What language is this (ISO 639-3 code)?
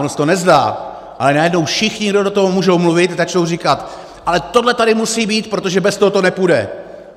ces